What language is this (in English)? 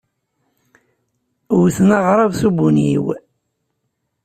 Kabyle